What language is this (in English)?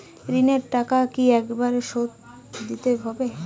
Bangla